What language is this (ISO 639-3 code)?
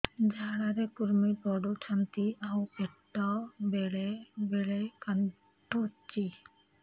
ori